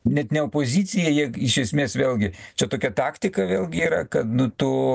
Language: Lithuanian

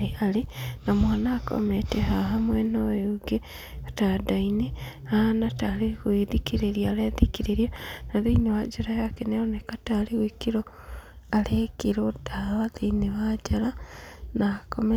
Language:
Kikuyu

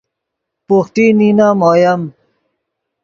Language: Yidgha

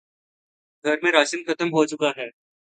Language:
Urdu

